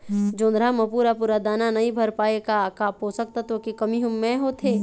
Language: Chhattisgarhi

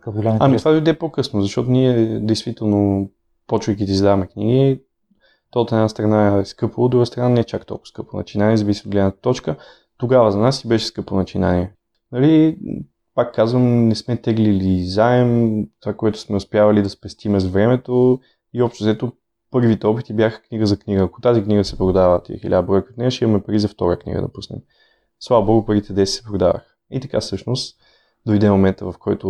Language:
Bulgarian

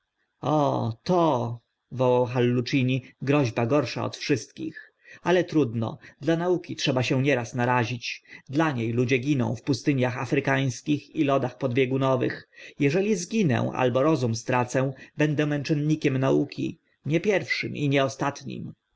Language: Polish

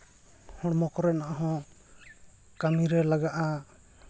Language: Santali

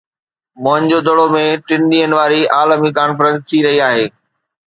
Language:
Sindhi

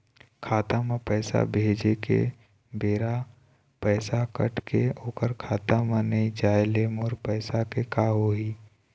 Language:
Chhattisgarhi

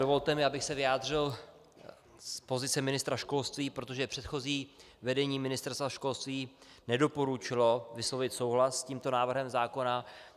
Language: Czech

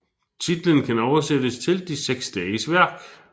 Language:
Danish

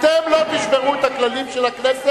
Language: Hebrew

